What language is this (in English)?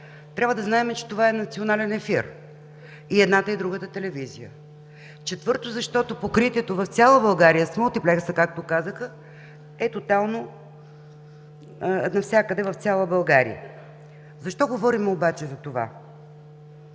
Bulgarian